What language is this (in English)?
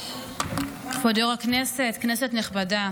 Hebrew